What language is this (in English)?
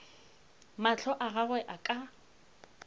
Northern Sotho